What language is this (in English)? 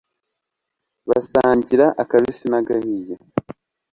Kinyarwanda